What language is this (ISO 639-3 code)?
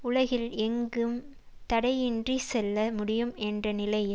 tam